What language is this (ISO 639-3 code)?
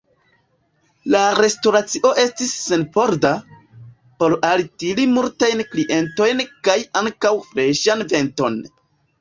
epo